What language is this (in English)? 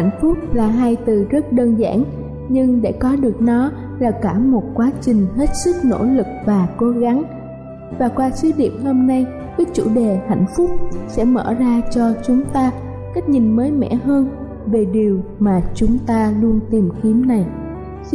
Vietnamese